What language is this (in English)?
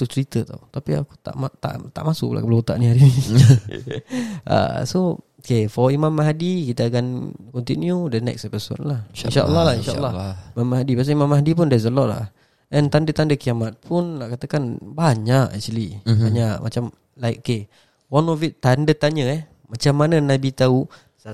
Malay